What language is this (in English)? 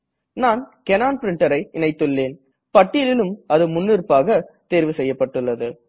Tamil